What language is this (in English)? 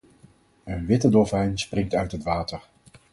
Dutch